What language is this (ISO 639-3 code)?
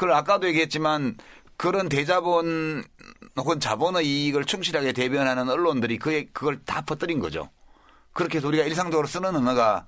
kor